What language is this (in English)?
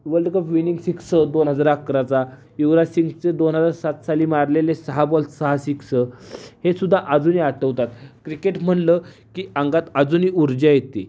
Marathi